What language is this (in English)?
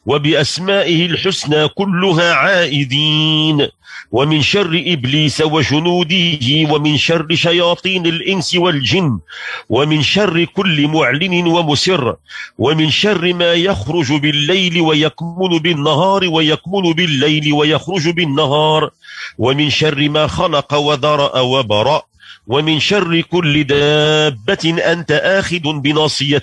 Arabic